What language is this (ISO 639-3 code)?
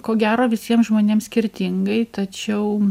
lit